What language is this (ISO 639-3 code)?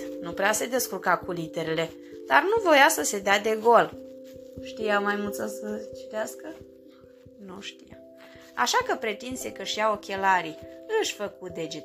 ron